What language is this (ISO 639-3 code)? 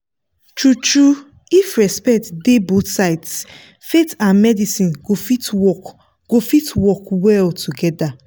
pcm